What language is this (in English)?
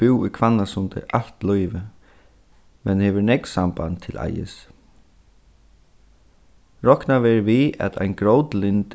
Faroese